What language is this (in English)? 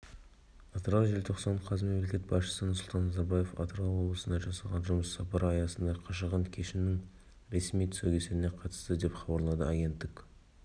Kazakh